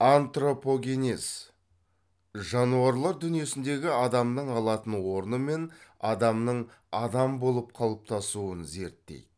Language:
Kazakh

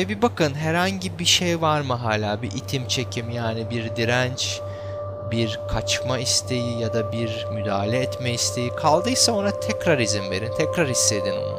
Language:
Turkish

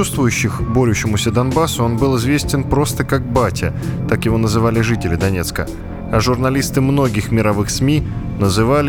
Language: Russian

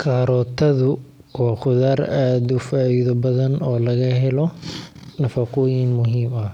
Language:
Somali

